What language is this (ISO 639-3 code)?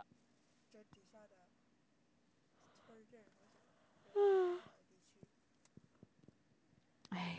zho